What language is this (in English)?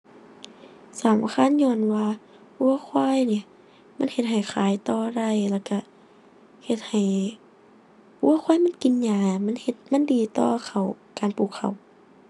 Thai